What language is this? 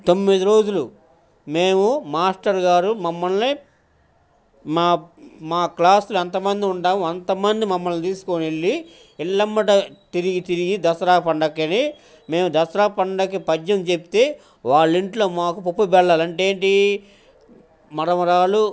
Telugu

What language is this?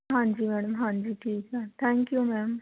Punjabi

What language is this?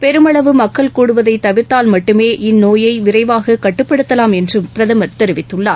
Tamil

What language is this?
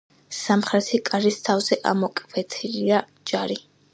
Georgian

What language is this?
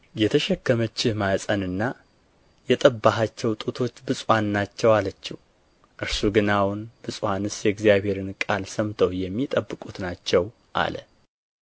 Amharic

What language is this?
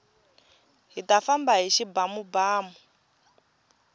Tsonga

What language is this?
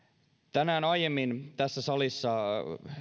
Finnish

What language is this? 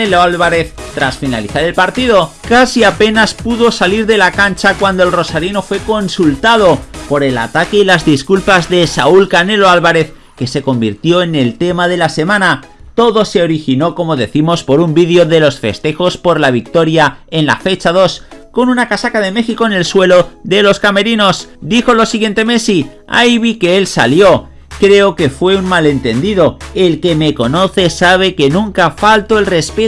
Spanish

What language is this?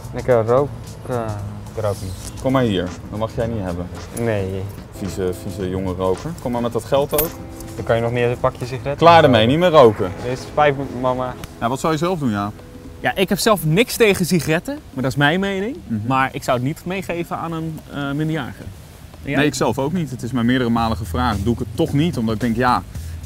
Dutch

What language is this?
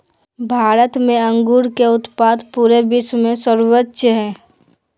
Magahi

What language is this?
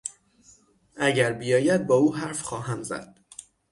Persian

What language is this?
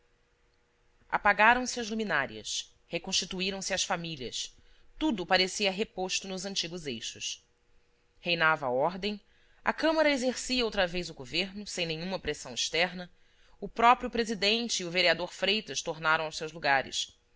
Portuguese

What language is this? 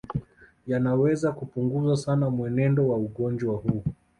Swahili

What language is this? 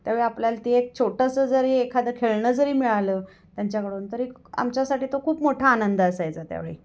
Marathi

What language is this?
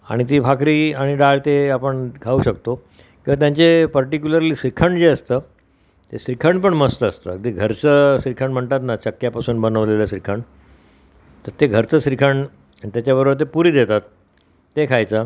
Marathi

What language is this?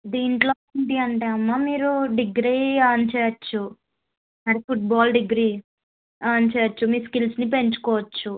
Telugu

